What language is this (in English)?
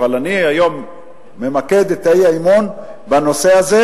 Hebrew